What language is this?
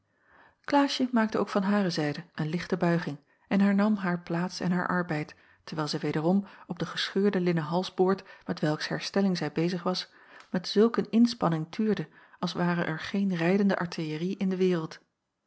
Dutch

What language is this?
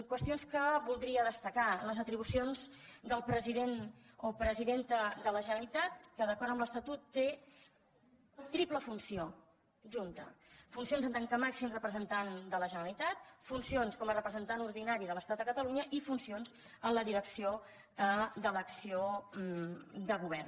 Catalan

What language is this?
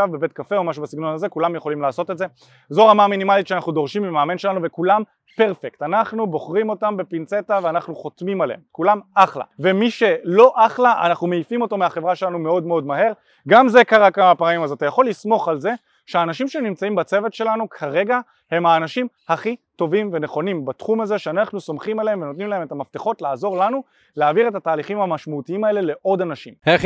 Hebrew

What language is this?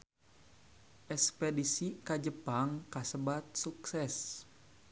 Sundanese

